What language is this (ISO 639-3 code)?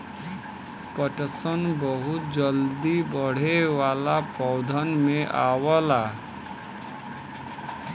bho